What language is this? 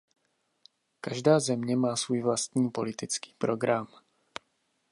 Czech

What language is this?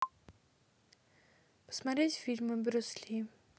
Russian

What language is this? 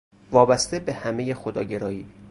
Persian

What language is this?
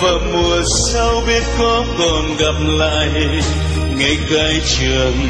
Vietnamese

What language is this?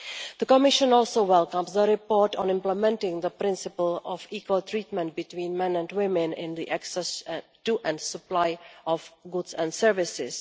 English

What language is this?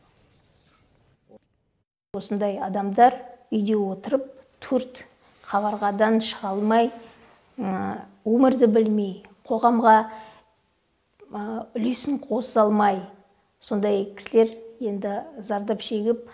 Kazakh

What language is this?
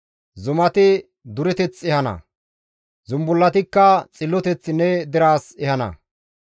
Gamo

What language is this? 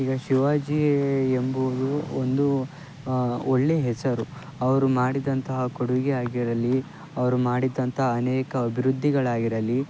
Kannada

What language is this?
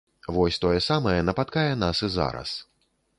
Belarusian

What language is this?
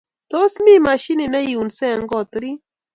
Kalenjin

